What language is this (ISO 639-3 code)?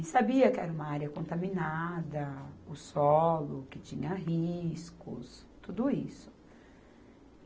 por